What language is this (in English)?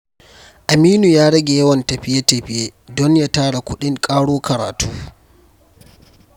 Hausa